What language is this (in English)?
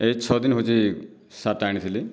Odia